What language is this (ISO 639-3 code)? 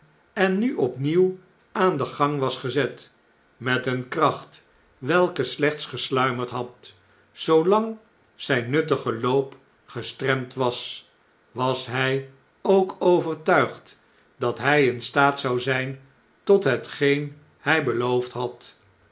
nld